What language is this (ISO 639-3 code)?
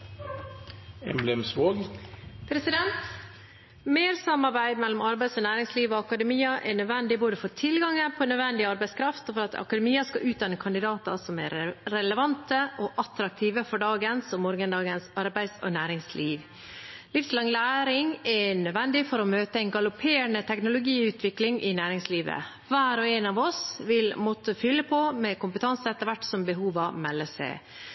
nob